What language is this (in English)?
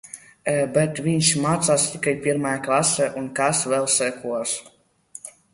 Latvian